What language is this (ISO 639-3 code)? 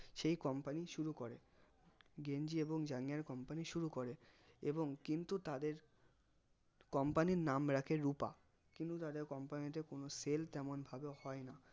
ben